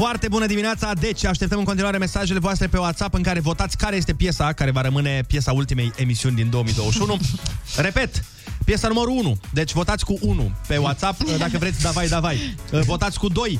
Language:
Romanian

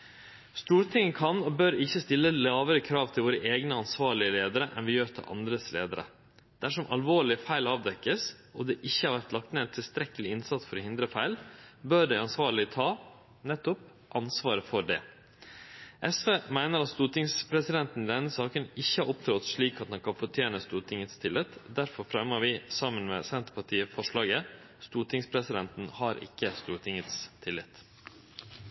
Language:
Norwegian Nynorsk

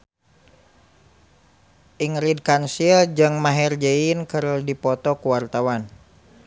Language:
Sundanese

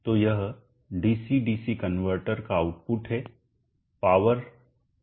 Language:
Hindi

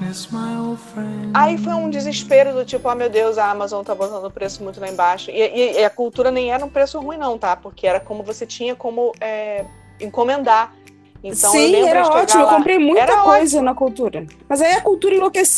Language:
Portuguese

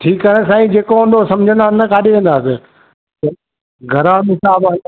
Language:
Sindhi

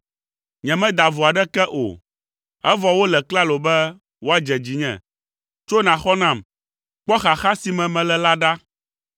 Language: Ewe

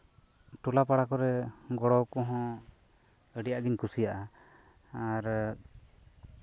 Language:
Santali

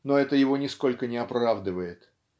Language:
Russian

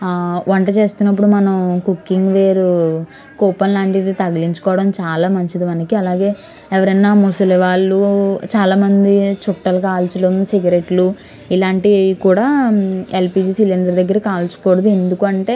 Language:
Telugu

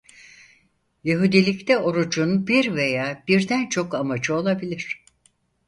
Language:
Turkish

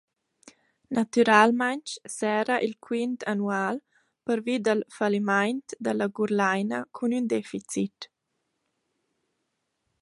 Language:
Romansh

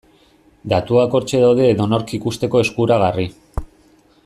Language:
Basque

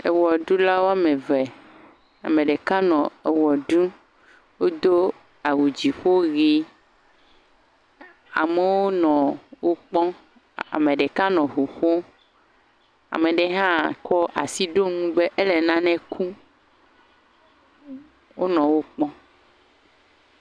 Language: Ewe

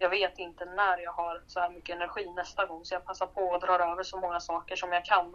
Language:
Swedish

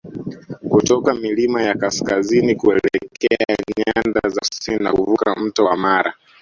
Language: Swahili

